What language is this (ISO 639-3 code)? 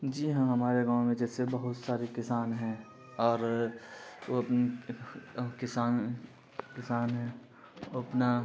urd